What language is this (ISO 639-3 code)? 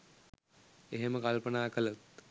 sin